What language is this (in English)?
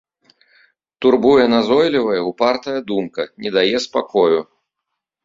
Belarusian